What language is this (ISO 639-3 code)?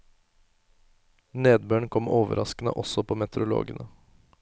nor